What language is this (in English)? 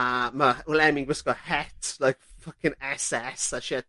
Welsh